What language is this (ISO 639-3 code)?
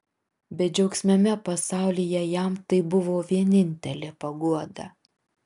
lit